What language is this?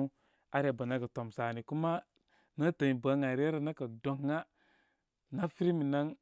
Koma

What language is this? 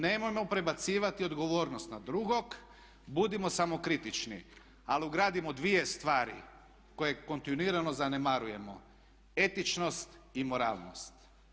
Croatian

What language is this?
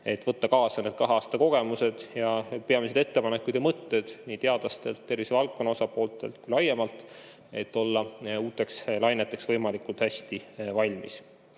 Estonian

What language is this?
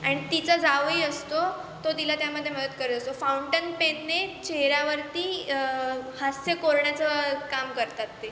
Marathi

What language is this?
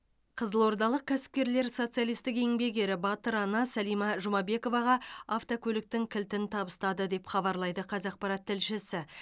Kazakh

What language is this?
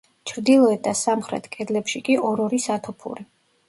Georgian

